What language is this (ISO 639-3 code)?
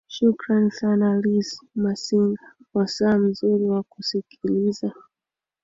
swa